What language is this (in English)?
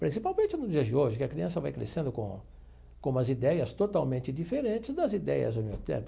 Portuguese